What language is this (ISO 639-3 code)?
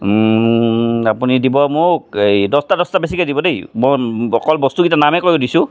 asm